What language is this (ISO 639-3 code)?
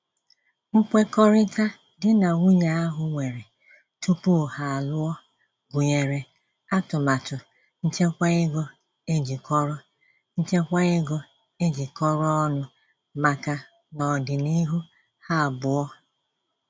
ibo